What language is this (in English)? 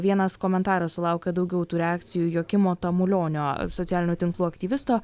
Lithuanian